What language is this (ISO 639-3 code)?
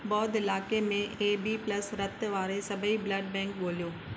snd